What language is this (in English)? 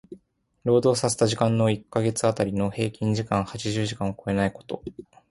Japanese